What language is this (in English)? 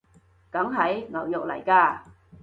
Cantonese